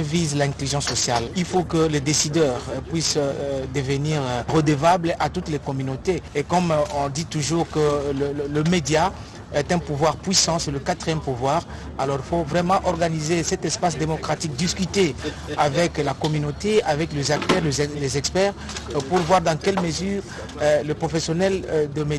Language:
French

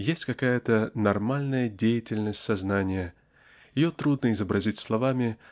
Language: Russian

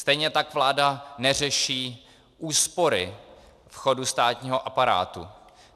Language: Czech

